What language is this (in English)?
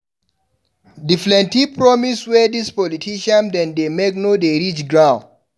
Nigerian Pidgin